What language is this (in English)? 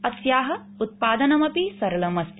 Sanskrit